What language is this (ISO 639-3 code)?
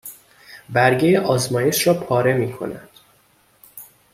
fas